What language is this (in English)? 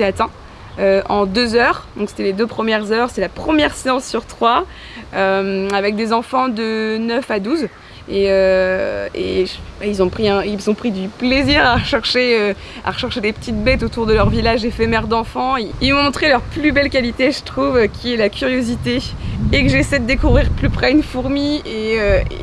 French